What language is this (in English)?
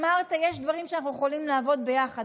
Hebrew